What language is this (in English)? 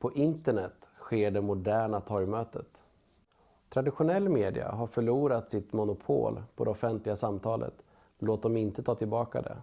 Swedish